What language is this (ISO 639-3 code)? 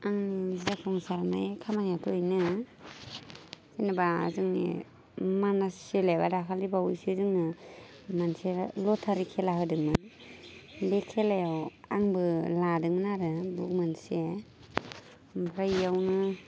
brx